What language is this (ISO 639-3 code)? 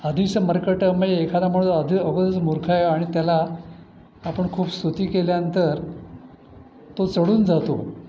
mar